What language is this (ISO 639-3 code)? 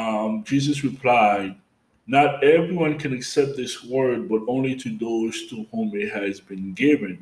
eng